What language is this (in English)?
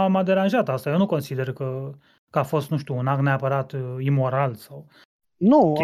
Romanian